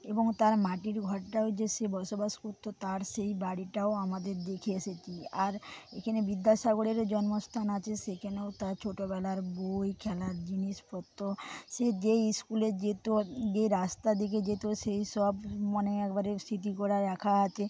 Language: Bangla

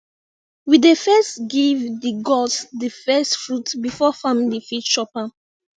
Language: Nigerian Pidgin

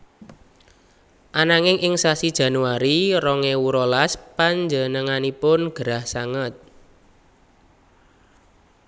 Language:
Javanese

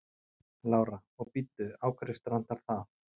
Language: Icelandic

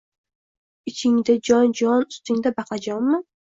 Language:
Uzbek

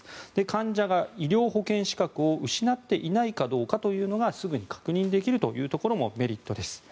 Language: Japanese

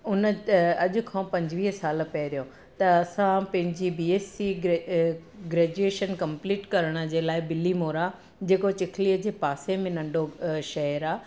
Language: Sindhi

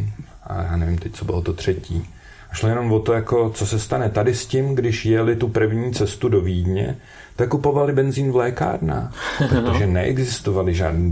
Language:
Czech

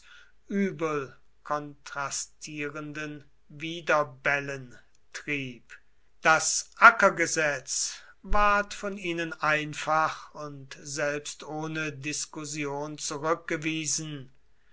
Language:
German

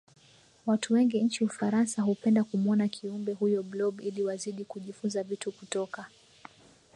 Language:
Swahili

